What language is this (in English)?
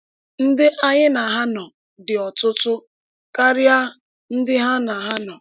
Igbo